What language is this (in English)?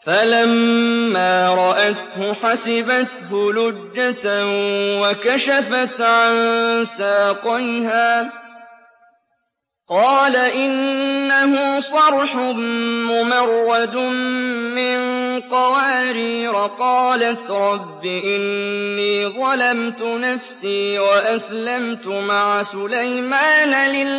Arabic